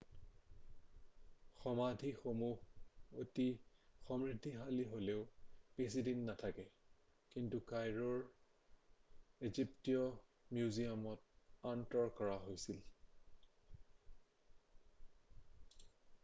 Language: Assamese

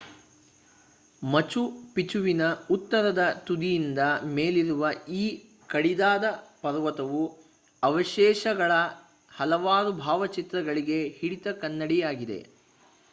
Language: Kannada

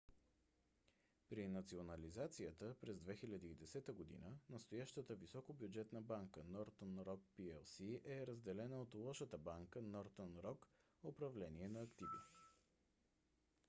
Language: Bulgarian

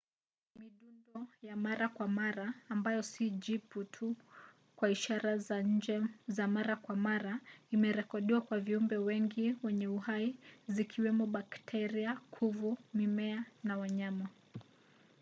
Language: Swahili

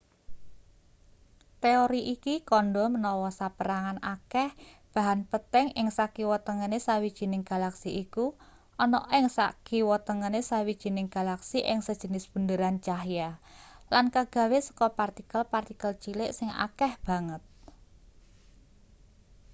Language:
Javanese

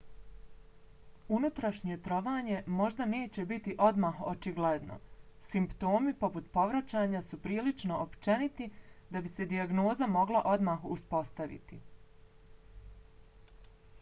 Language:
Bosnian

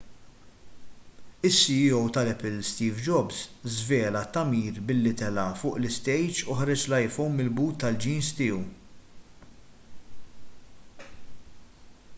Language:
Maltese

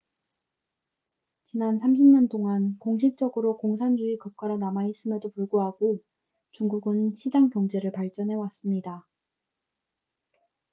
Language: Korean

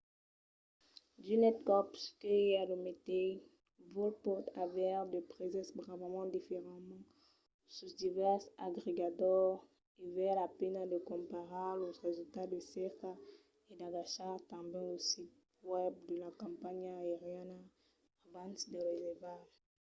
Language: Occitan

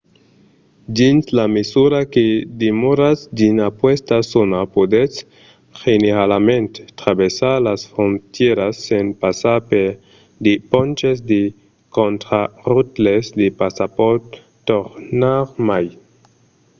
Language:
Occitan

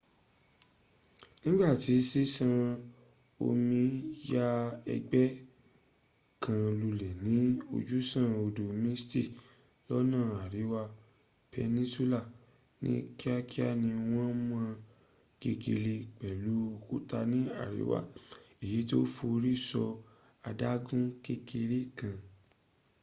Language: Yoruba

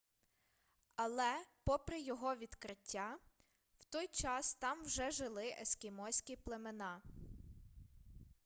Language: Ukrainian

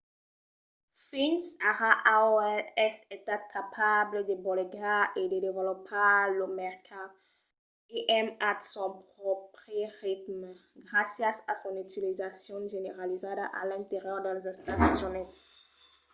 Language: Occitan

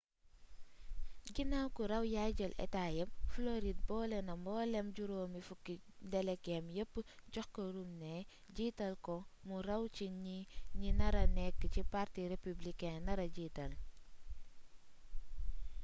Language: Wolof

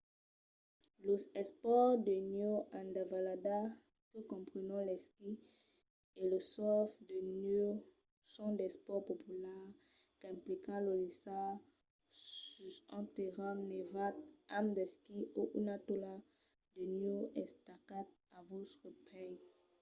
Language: Occitan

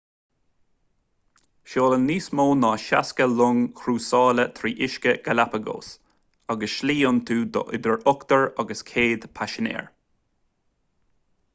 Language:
Irish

